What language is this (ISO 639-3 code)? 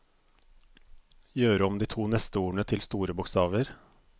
nor